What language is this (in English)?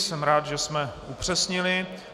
Czech